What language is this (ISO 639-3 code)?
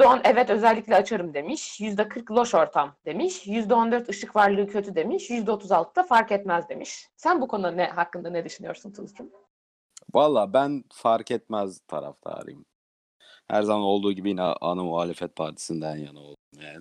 tur